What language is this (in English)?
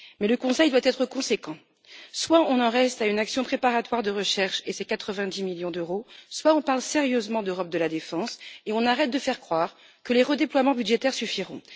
French